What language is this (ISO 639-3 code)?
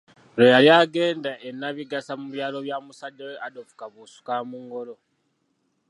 lug